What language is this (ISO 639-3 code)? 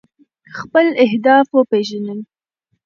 pus